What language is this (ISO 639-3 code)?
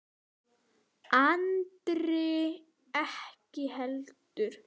isl